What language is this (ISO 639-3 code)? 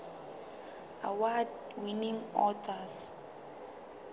sot